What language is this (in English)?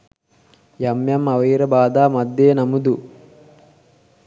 Sinhala